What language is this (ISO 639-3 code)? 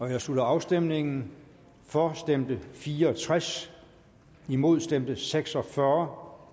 dan